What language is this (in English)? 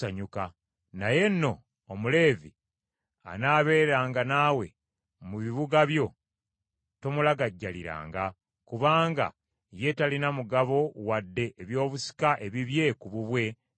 Ganda